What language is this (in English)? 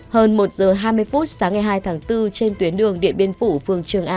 Vietnamese